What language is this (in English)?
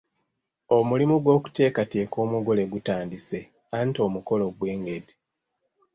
Ganda